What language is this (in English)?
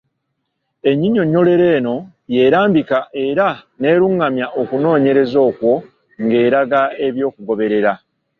Ganda